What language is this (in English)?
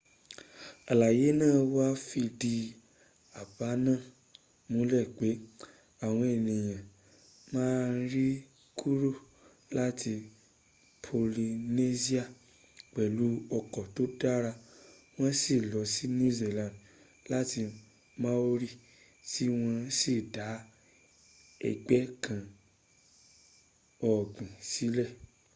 Yoruba